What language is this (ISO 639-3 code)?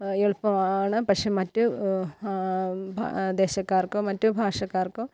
mal